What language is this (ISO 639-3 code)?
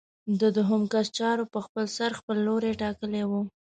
pus